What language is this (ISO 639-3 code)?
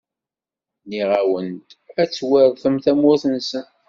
kab